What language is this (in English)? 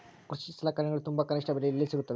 Kannada